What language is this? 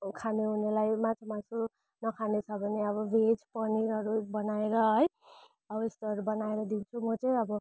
Nepali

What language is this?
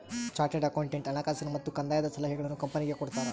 Kannada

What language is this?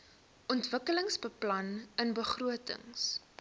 Afrikaans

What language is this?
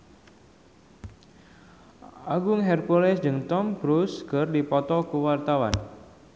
Sundanese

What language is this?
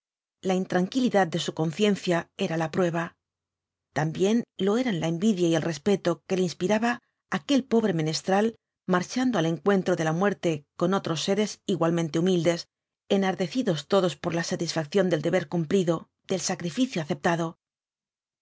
Spanish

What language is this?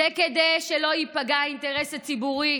Hebrew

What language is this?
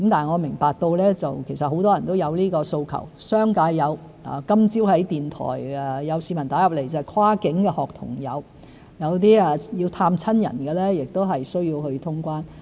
Cantonese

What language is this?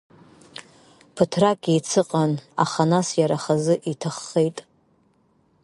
Abkhazian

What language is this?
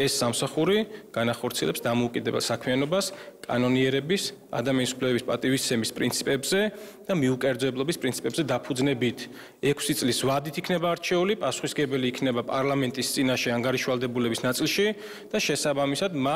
Romanian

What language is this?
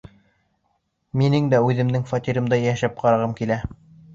Bashkir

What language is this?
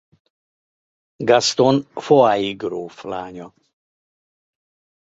Hungarian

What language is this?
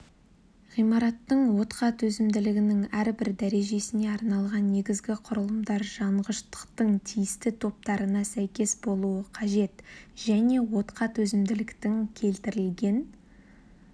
Kazakh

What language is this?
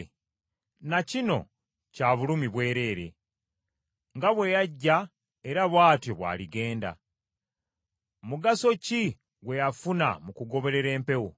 Ganda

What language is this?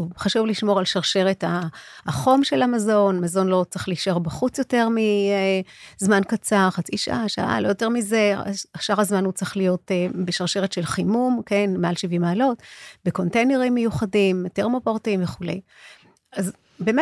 Hebrew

